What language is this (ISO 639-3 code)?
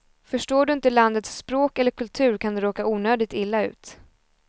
swe